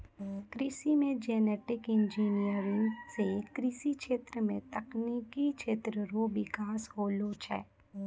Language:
Maithili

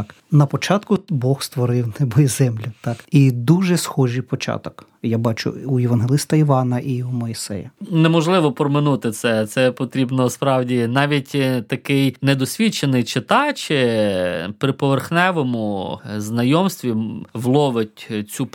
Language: Ukrainian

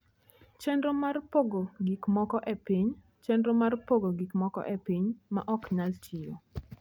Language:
Luo (Kenya and Tanzania)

